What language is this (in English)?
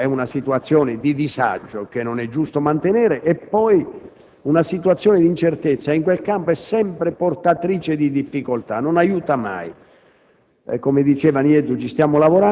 Italian